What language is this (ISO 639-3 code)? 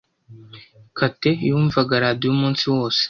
kin